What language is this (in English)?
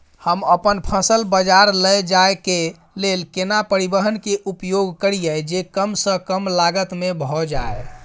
Maithili